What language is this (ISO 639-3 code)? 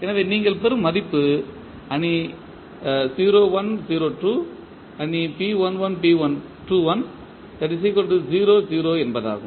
tam